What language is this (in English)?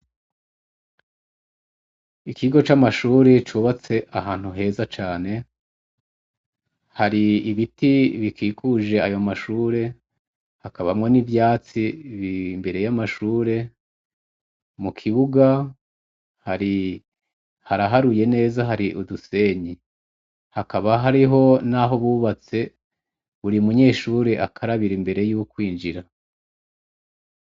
Rundi